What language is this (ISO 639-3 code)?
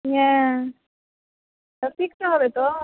ben